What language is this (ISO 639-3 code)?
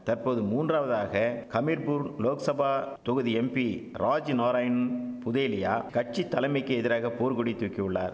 tam